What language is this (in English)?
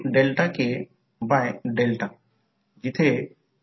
Marathi